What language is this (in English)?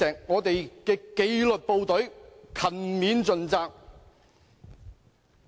Cantonese